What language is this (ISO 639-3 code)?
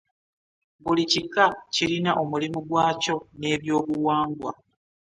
lug